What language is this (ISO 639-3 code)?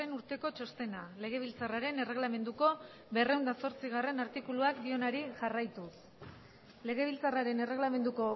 eus